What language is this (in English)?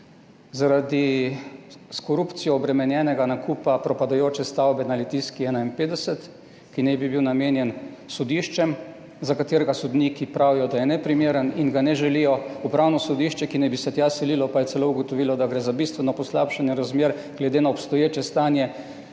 Slovenian